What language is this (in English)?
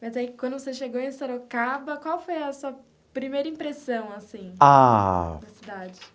Portuguese